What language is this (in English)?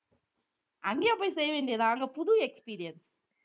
Tamil